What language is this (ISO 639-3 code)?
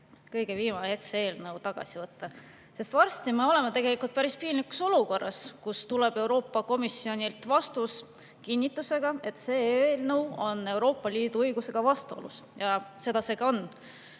est